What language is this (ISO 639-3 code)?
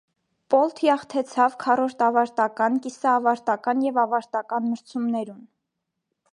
hye